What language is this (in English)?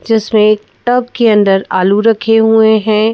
Hindi